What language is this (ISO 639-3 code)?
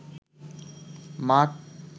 ben